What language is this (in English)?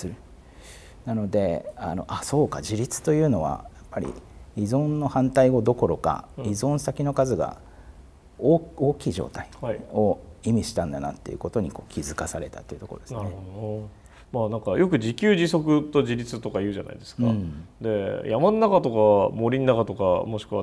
Japanese